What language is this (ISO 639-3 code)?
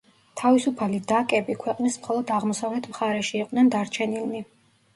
kat